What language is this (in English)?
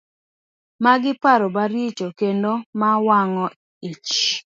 Luo (Kenya and Tanzania)